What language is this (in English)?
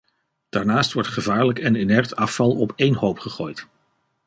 Dutch